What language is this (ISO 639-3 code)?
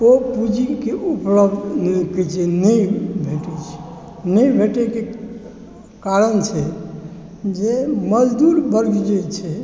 mai